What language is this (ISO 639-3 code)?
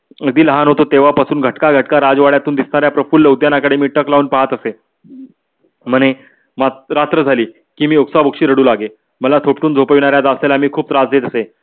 mar